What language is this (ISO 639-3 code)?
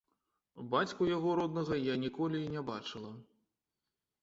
bel